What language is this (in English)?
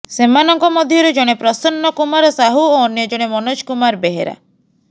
Odia